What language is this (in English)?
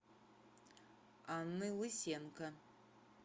Russian